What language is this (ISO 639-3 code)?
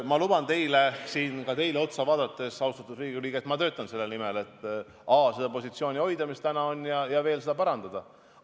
est